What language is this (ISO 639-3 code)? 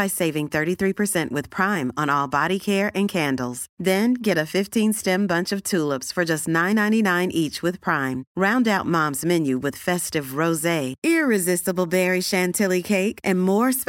urd